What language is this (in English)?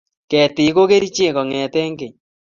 Kalenjin